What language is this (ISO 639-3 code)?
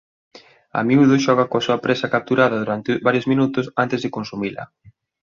glg